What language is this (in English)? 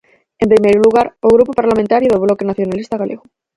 Galician